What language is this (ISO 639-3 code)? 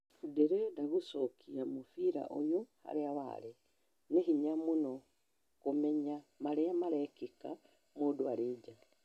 kik